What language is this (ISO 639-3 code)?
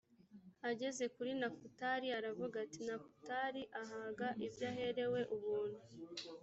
kin